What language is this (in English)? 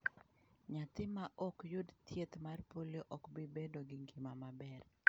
Luo (Kenya and Tanzania)